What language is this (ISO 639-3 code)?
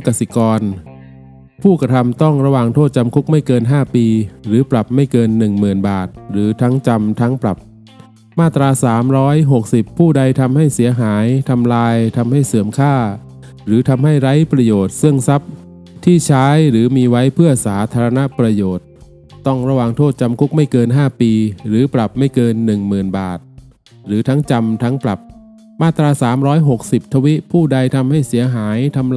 tha